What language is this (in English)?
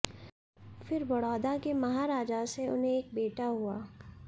Hindi